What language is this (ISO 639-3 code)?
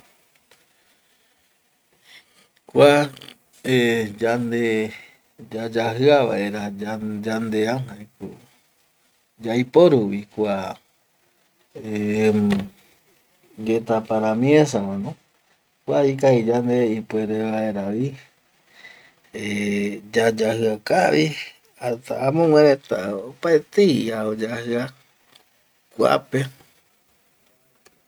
gui